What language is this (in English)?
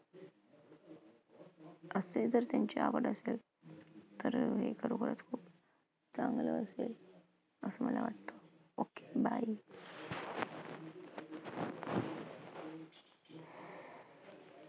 Marathi